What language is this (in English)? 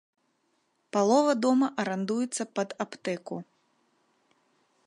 Belarusian